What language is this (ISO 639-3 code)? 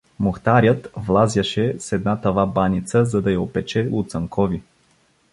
bul